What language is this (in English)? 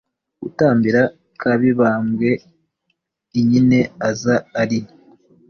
Kinyarwanda